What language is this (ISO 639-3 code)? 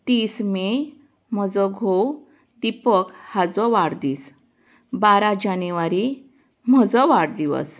kok